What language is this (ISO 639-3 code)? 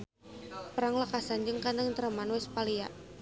sun